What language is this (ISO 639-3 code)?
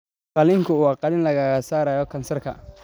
som